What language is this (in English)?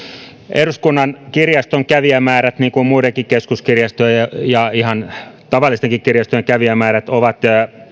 Finnish